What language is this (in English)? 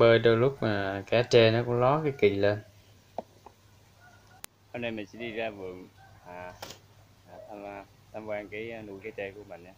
Vietnamese